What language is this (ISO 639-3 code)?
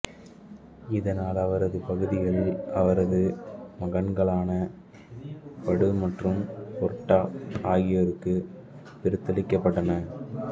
tam